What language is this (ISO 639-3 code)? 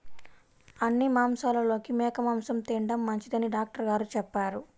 tel